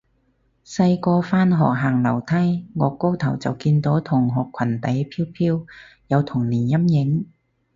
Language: Cantonese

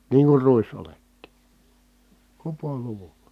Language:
Finnish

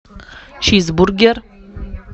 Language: Russian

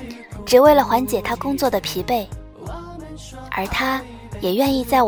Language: Chinese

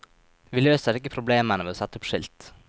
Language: Norwegian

